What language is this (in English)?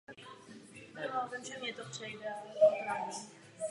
Czech